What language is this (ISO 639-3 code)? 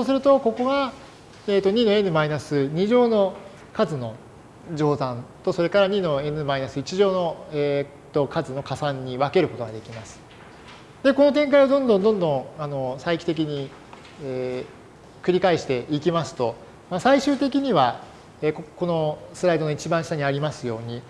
jpn